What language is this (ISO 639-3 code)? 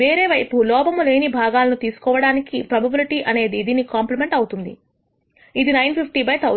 tel